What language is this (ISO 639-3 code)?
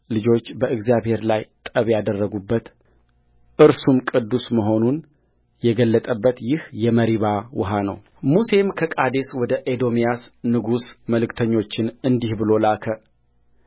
amh